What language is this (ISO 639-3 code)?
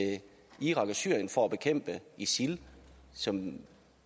dan